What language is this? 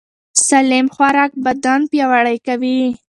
Pashto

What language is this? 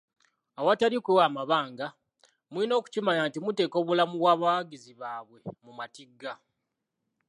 Ganda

